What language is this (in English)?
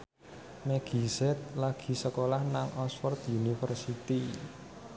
Javanese